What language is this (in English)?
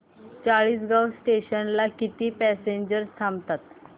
Marathi